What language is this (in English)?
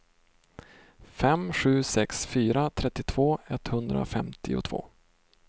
Swedish